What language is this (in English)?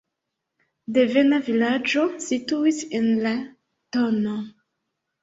Esperanto